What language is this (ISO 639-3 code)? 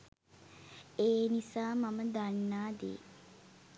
sin